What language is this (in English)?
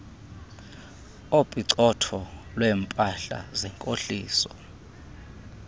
Xhosa